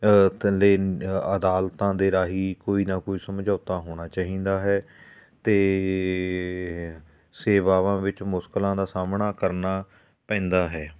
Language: Punjabi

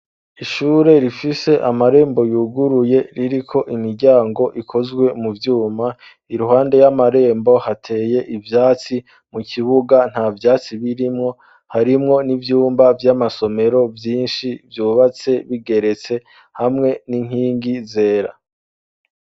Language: Rundi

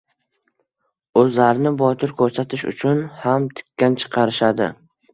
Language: Uzbek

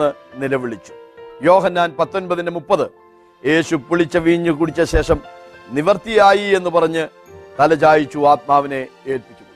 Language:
Malayalam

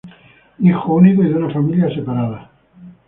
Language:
Spanish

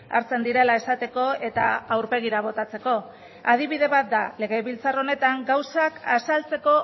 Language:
Basque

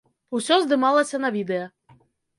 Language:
Belarusian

